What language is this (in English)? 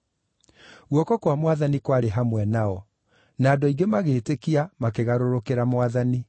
Kikuyu